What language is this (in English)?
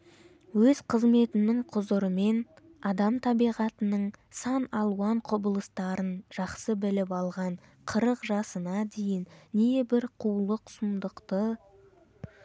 Kazakh